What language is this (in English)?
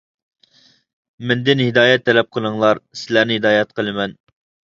Uyghur